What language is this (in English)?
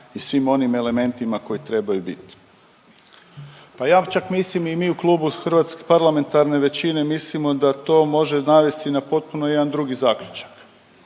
Croatian